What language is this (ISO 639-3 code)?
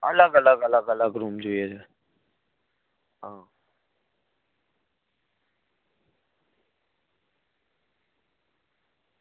guj